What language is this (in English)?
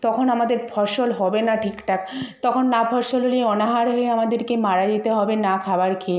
Bangla